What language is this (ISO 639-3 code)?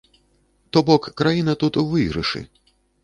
bel